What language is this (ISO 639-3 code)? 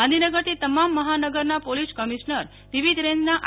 guj